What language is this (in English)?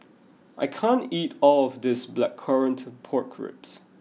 English